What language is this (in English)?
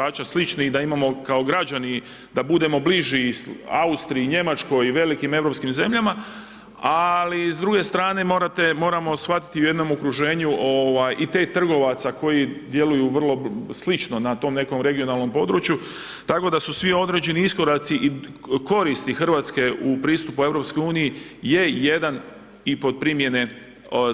Croatian